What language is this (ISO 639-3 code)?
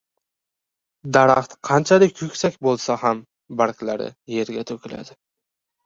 uzb